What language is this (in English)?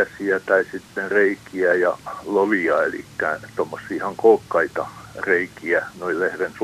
Finnish